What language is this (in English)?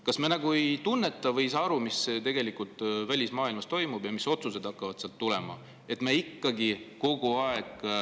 Estonian